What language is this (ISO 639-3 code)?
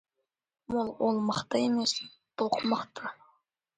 kaz